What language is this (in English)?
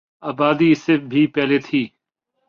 Urdu